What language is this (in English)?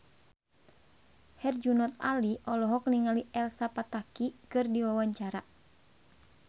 Sundanese